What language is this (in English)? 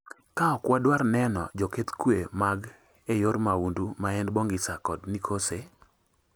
Luo (Kenya and Tanzania)